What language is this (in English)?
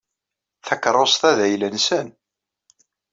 Kabyle